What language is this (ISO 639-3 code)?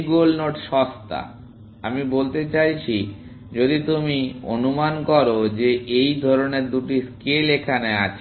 ben